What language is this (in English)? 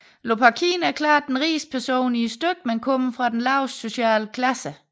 Danish